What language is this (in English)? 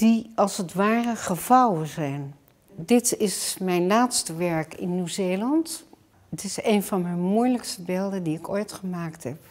Dutch